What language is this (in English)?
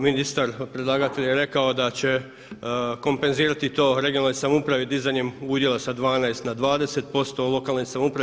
Croatian